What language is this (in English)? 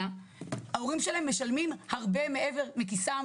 Hebrew